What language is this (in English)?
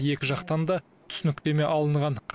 Kazakh